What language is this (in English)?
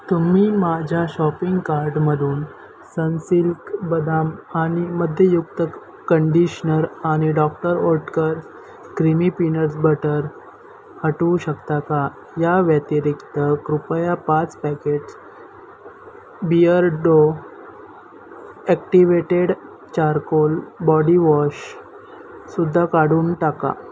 Marathi